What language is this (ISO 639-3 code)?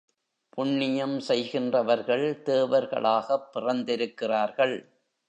tam